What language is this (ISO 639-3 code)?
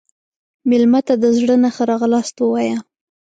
pus